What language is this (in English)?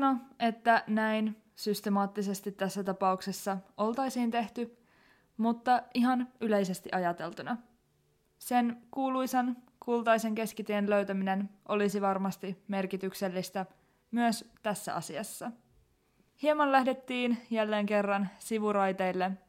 Finnish